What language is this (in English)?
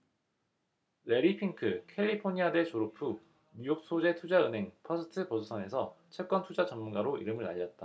Korean